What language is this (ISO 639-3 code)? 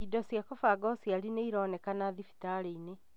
kik